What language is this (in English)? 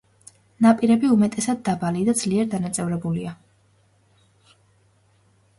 Georgian